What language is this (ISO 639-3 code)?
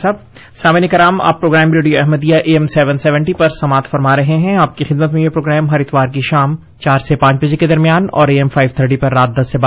urd